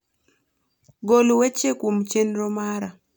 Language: Luo (Kenya and Tanzania)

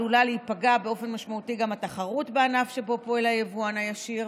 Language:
Hebrew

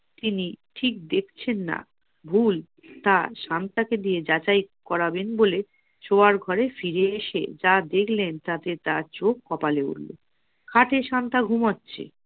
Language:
Bangla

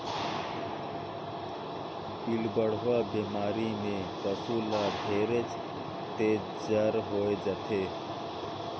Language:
Chhattisgarhi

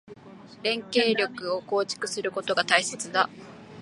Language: Japanese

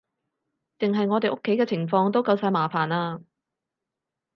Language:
Cantonese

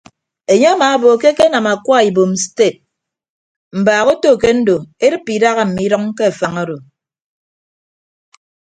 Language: Ibibio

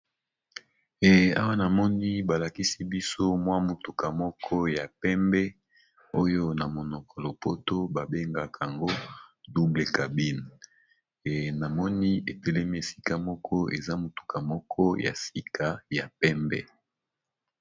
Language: Lingala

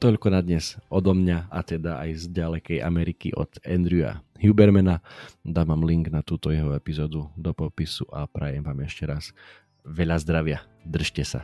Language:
Slovak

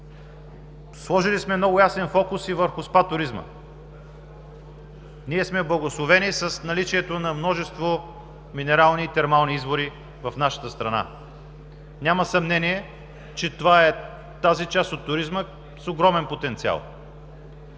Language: Bulgarian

